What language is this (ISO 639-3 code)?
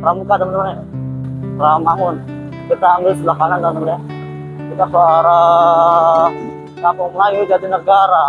ind